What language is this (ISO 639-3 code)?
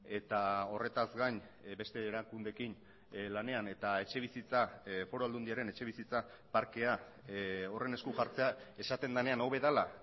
eus